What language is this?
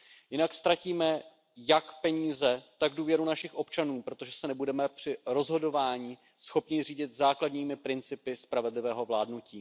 Czech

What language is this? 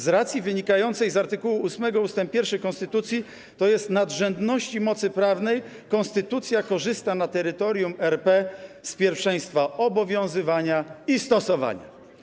Polish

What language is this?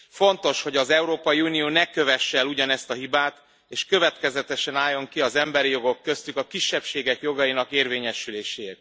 Hungarian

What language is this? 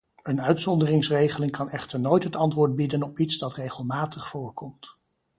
Dutch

